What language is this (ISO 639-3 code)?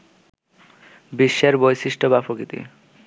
ben